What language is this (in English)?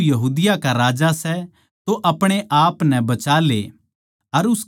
Haryanvi